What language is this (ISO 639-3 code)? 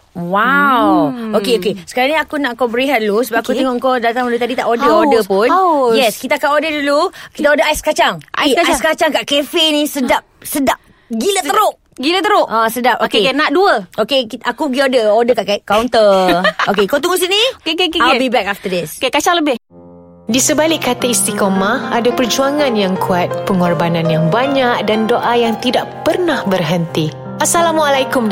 msa